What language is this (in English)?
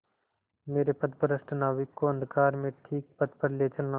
Hindi